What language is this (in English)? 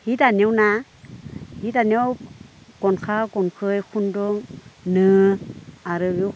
Bodo